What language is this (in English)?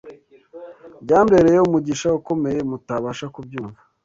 Kinyarwanda